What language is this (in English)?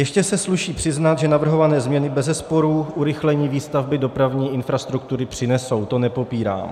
Czech